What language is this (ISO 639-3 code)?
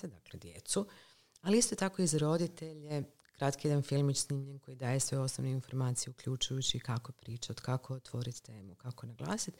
hrv